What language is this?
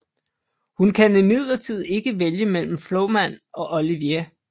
Danish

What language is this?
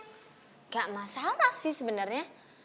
Indonesian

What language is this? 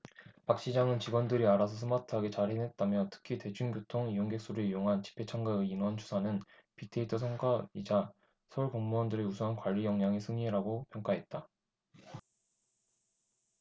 Korean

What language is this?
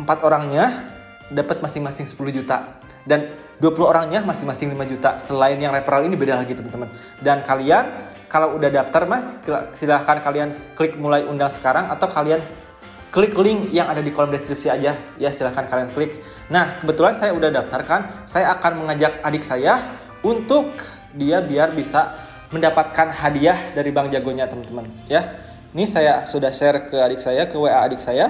Indonesian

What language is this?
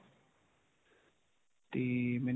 Punjabi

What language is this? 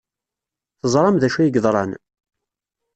Kabyle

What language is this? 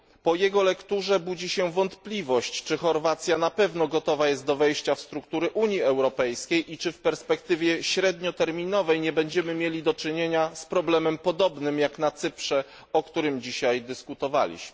Polish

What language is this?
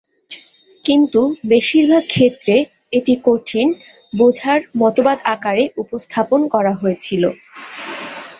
Bangla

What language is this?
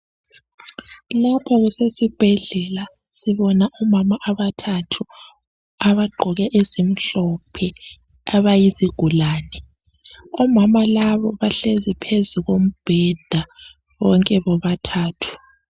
North Ndebele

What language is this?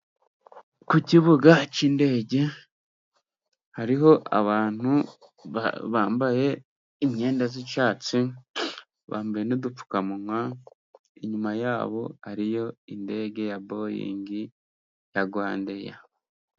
Kinyarwanda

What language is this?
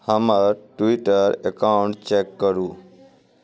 Maithili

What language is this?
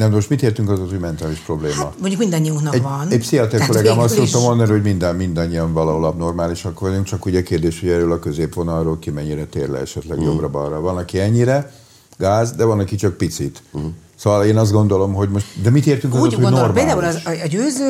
Hungarian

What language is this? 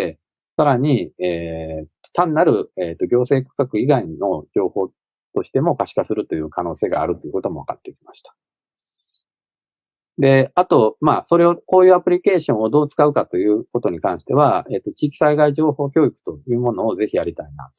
Japanese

